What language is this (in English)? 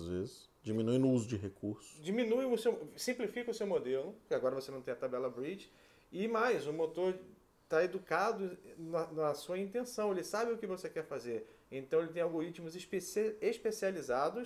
Portuguese